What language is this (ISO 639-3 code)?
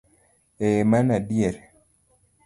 luo